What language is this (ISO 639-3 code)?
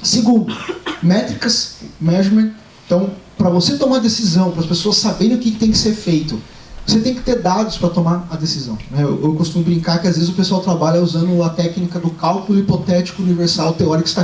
por